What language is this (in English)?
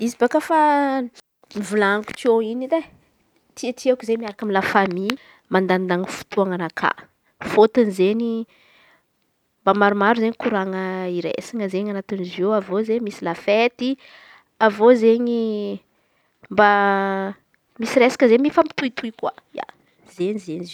Antankarana Malagasy